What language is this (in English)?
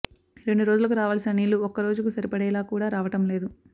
Telugu